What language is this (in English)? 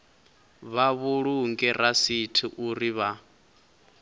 Venda